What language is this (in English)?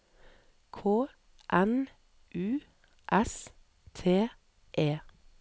Norwegian